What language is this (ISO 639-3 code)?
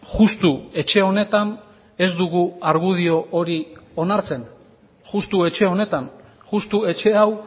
eus